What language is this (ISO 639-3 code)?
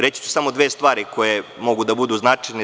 srp